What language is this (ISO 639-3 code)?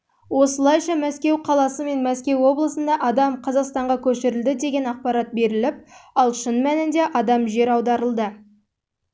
kaz